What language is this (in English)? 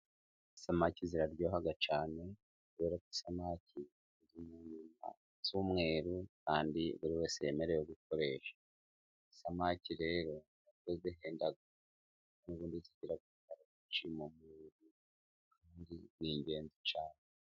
Kinyarwanda